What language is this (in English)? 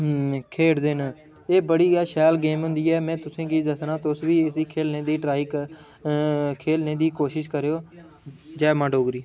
Dogri